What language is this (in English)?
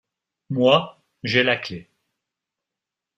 French